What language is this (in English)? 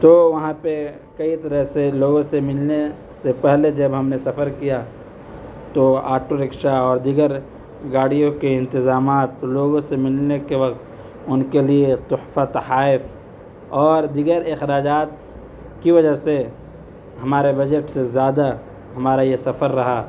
Urdu